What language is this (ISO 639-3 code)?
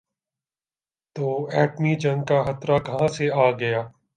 urd